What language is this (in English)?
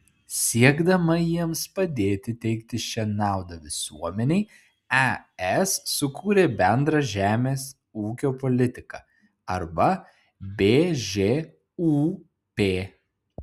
Lithuanian